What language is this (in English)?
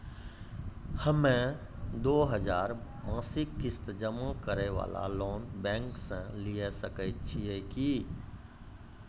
Maithili